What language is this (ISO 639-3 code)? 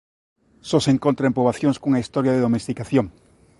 glg